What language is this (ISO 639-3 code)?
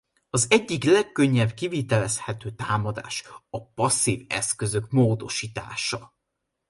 hun